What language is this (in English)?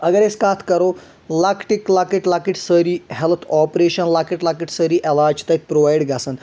Kashmiri